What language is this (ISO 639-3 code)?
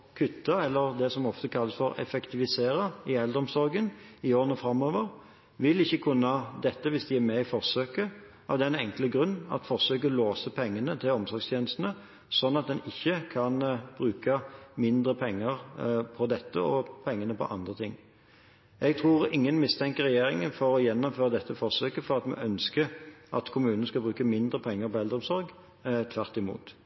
nob